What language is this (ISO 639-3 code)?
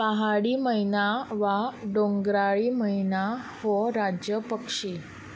kok